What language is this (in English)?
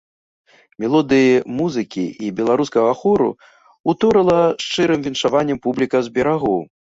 Belarusian